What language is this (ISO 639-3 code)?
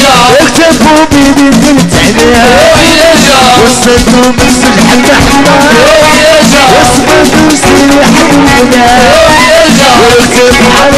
ara